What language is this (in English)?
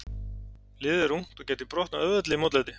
Icelandic